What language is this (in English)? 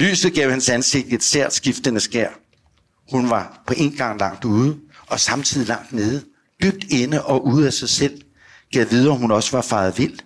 Danish